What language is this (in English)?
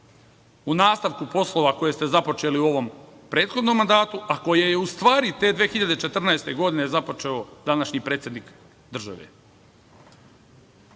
Serbian